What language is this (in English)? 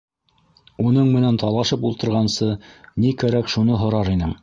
Bashkir